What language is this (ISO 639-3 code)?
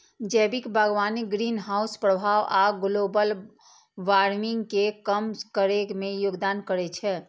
mai